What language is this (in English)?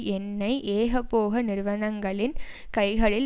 Tamil